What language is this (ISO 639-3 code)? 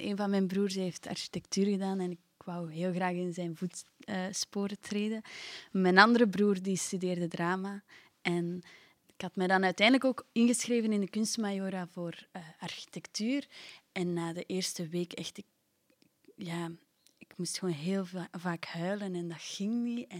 nld